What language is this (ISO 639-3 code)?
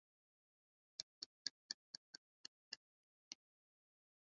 swa